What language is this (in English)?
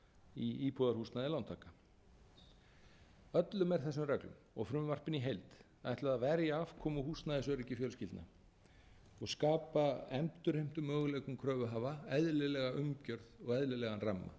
Icelandic